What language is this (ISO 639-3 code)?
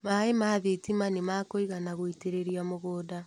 kik